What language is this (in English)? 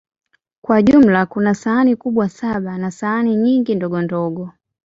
Swahili